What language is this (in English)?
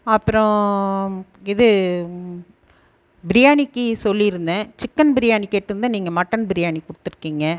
Tamil